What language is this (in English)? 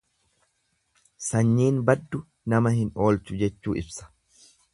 Oromo